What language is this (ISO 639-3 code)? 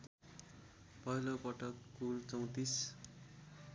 nep